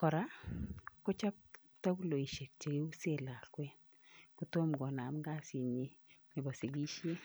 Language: Kalenjin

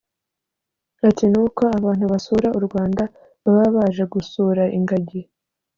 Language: Kinyarwanda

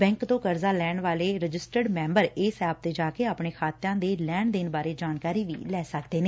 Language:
Punjabi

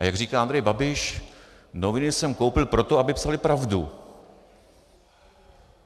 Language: Czech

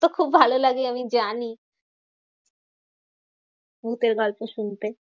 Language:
Bangla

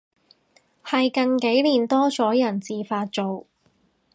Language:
Cantonese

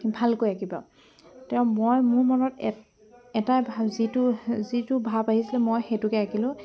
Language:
Assamese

